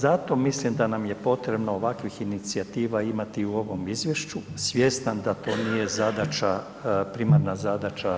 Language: Croatian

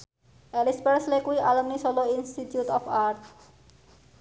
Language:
Javanese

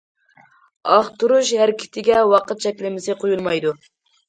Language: Uyghur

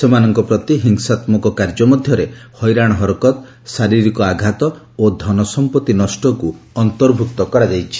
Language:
Odia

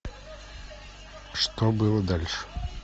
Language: Russian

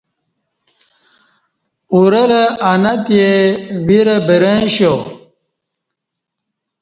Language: Kati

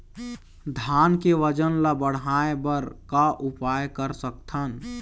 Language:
Chhattisgarhi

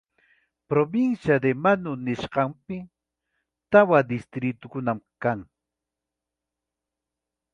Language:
Ayacucho Quechua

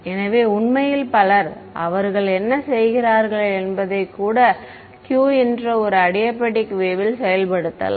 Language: Tamil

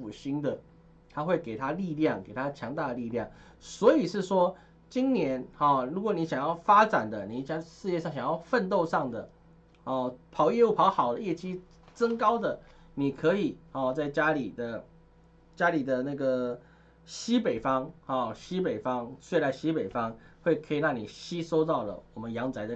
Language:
Chinese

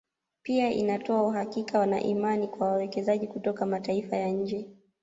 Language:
Swahili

